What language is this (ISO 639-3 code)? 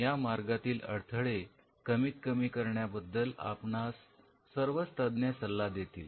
mar